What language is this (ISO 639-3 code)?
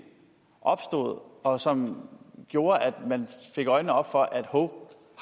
dan